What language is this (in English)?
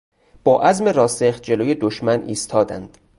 Persian